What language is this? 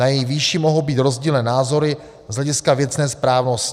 Czech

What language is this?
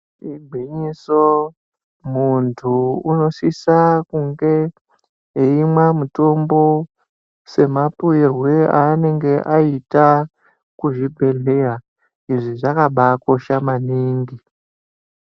Ndau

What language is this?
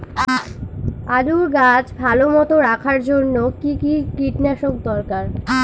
Bangla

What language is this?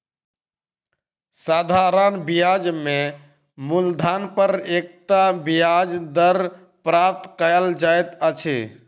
Maithili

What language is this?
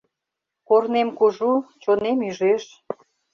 Mari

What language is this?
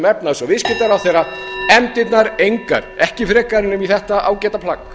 Icelandic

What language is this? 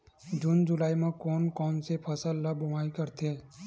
Chhattisgarhi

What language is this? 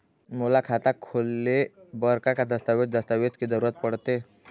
Chhattisgarhi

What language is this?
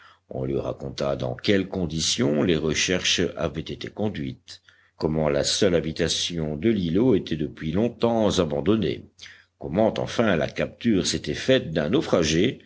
French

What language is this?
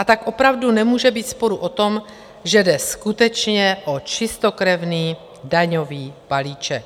Czech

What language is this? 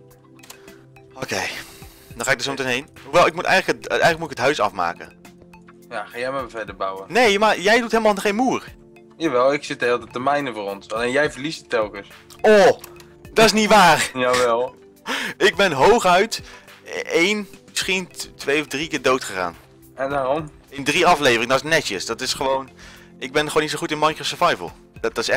Dutch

